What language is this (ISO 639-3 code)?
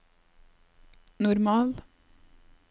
nor